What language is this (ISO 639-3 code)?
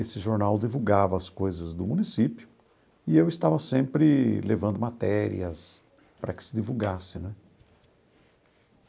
por